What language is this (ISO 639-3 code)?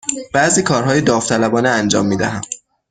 fas